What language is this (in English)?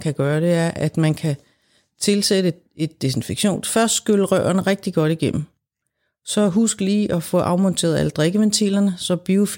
Danish